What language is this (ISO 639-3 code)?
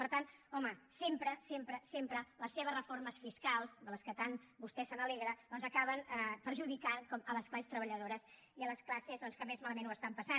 cat